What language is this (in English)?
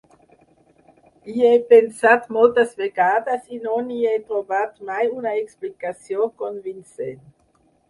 Catalan